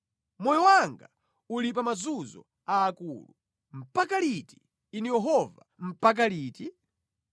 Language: Nyanja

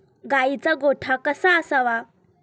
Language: Marathi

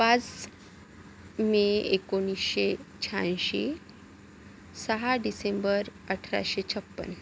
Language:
Marathi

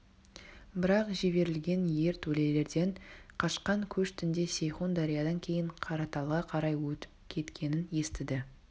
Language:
Kazakh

